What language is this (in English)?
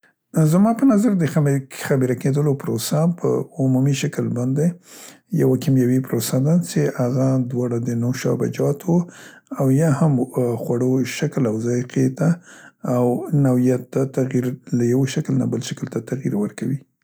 Central Pashto